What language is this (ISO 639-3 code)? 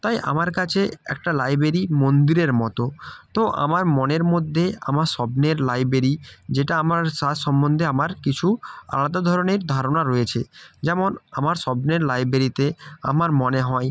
ben